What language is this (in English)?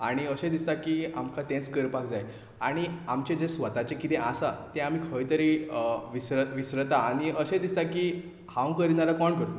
Konkani